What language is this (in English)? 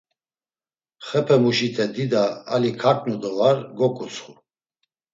Laz